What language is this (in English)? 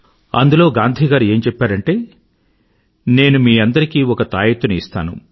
Telugu